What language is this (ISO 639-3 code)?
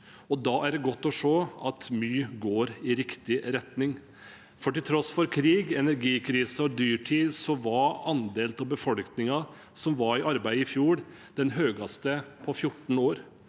nor